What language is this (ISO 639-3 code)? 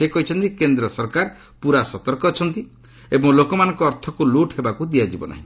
ori